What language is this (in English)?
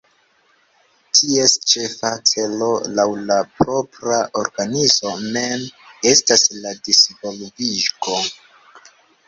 Esperanto